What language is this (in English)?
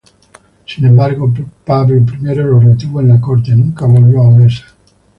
Spanish